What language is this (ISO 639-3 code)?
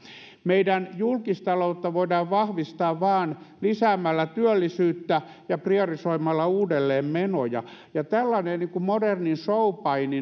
fin